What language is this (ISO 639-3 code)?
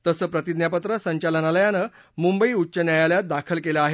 mar